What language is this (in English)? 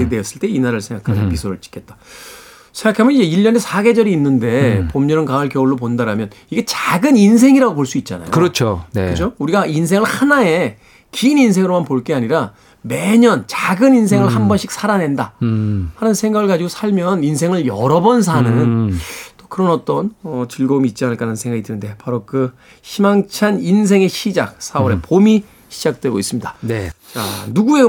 Korean